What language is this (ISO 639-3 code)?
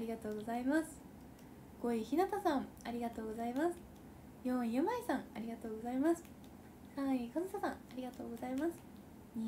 jpn